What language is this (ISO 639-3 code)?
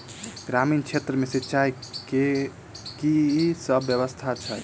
mai